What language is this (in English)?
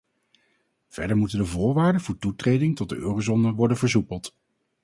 Dutch